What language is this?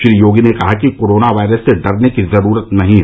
Hindi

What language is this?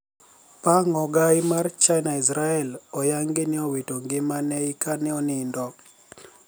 Luo (Kenya and Tanzania)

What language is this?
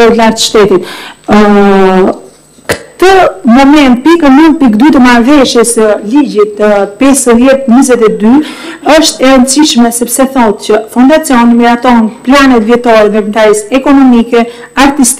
Romanian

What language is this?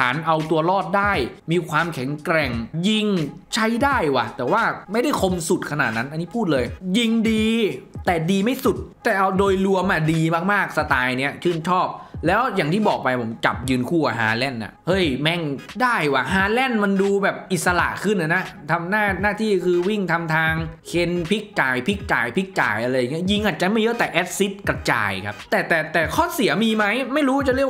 Thai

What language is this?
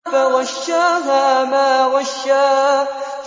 Arabic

